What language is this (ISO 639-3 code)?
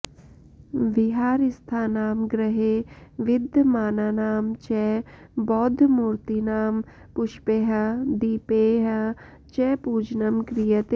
san